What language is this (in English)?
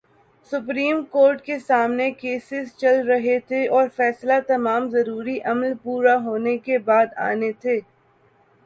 Urdu